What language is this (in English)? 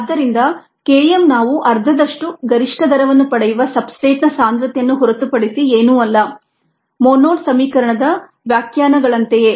Kannada